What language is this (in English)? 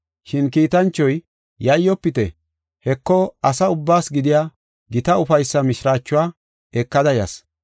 Gofa